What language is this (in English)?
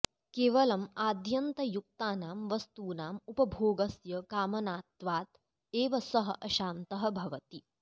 Sanskrit